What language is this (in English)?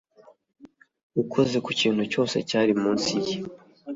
Kinyarwanda